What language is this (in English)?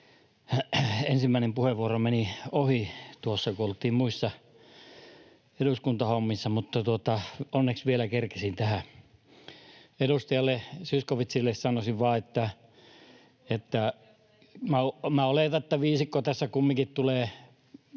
Finnish